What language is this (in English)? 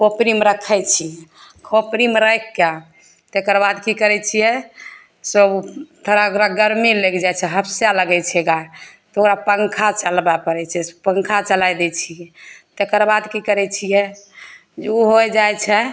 Maithili